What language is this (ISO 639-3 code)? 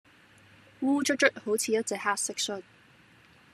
yue